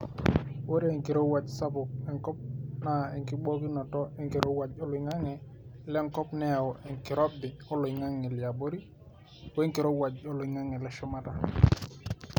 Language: Masai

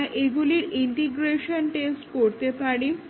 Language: Bangla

